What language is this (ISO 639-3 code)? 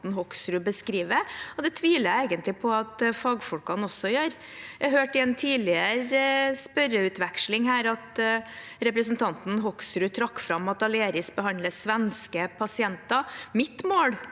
nor